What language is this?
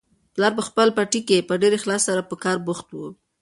Pashto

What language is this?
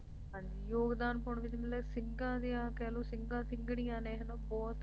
Punjabi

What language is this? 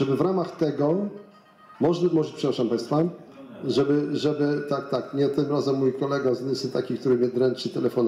Polish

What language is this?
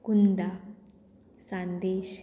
Konkani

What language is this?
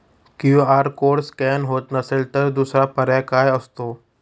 Marathi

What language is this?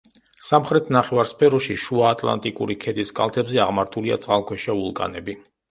Georgian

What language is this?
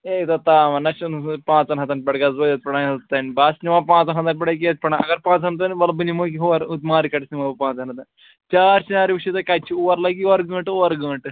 Kashmiri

